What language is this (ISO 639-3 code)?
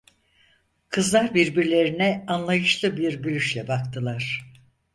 tur